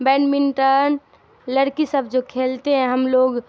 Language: Urdu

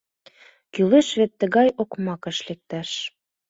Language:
Mari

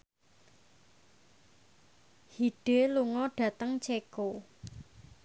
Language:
Javanese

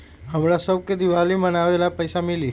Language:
Magahi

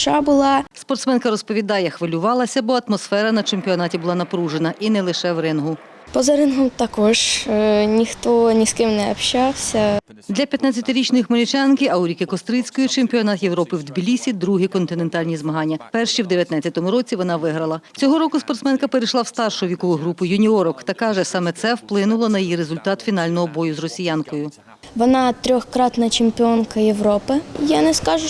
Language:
Ukrainian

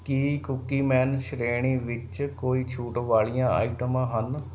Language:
Punjabi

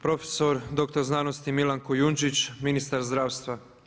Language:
Croatian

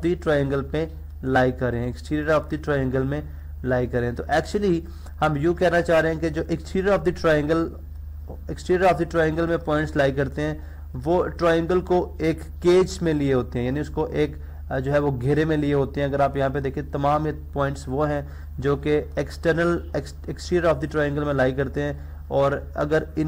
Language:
Hindi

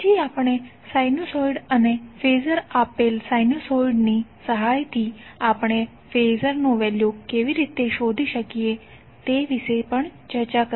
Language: Gujarati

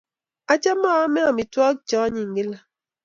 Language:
Kalenjin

